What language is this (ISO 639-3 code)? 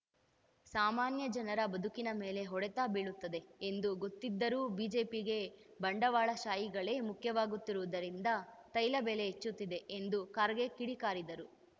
kan